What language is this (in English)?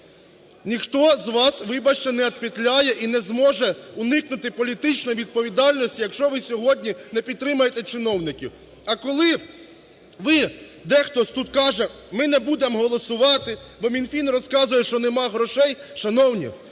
Ukrainian